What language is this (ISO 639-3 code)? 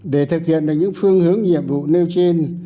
vie